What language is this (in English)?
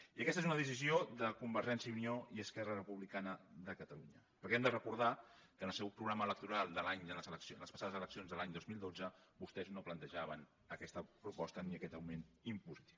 Catalan